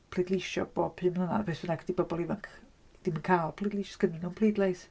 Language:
Welsh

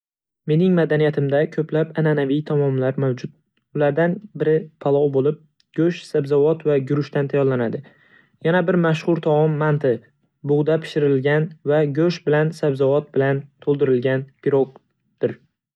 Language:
Uzbek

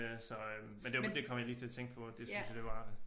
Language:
Danish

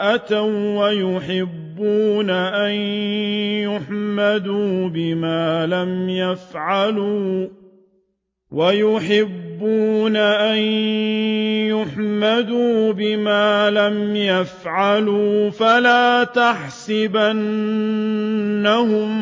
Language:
Arabic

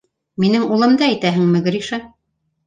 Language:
Bashkir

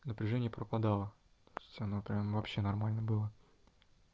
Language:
Russian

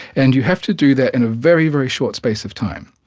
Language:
English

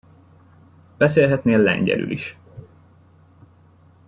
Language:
Hungarian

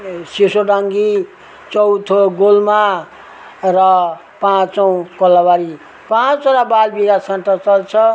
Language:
Nepali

